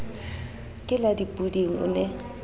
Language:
Southern Sotho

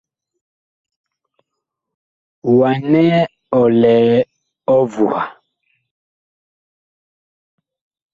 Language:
Bakoko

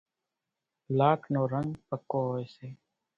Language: Kachi Koli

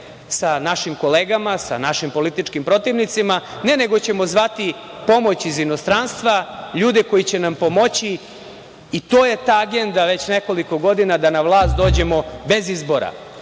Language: Serbian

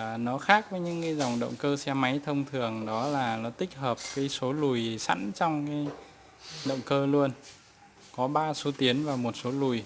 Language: Vietnamese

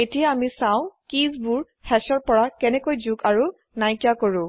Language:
Assamese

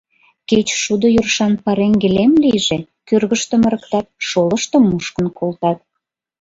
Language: Mari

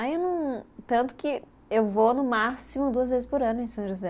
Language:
Portuguese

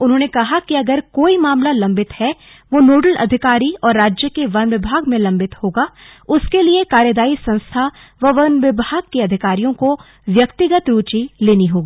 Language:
Hindi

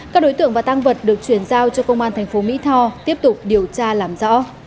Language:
Vietnamese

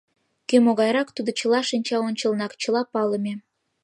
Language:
Mari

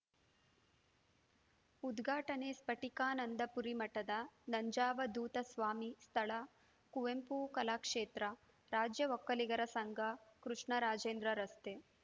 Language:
Kannada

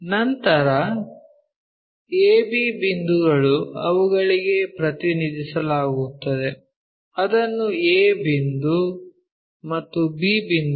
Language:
Kannada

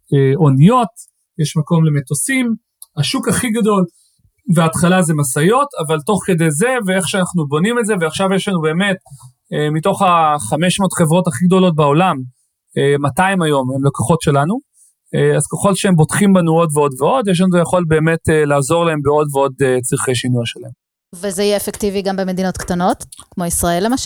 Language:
Hebrew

